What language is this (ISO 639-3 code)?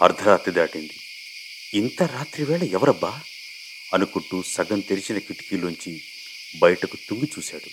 tel